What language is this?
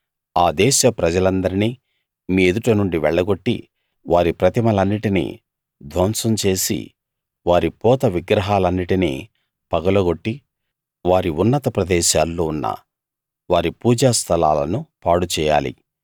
Telugu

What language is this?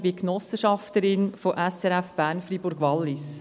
Swiss German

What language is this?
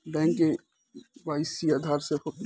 Bhojpuri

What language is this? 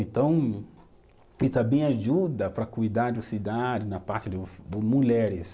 Portuguese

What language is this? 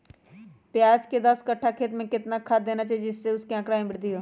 Magahi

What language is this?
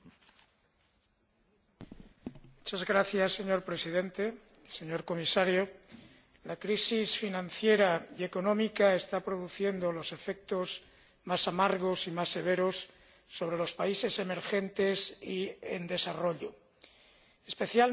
Spanish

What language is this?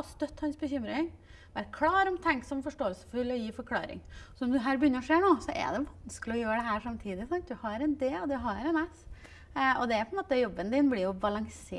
Norwegian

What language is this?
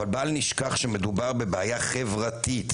Hebrew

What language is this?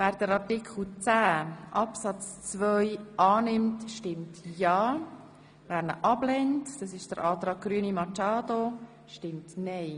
Swiss German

